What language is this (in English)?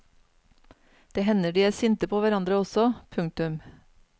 Norwegian